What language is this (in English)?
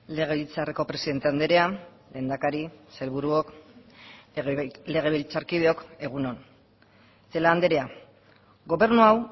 Basque